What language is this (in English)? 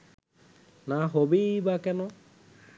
Bangla